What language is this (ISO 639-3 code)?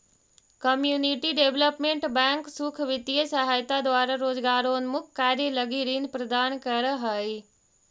mag